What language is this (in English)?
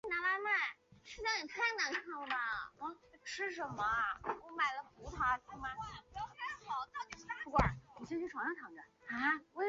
Chinese